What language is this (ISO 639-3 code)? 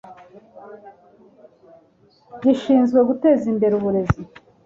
kin